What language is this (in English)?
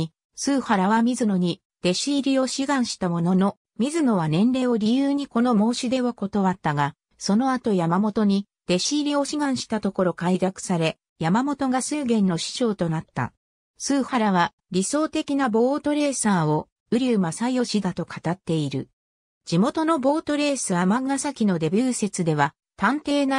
Japanese